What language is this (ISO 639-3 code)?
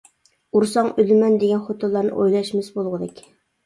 uig